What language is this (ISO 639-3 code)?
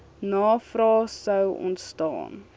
afr